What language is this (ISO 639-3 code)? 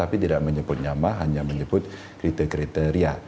ind